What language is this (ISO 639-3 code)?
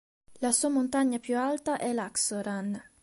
ita